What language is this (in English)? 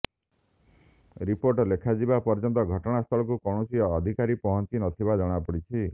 Odia